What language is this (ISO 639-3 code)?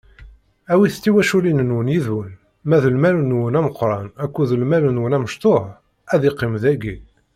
kab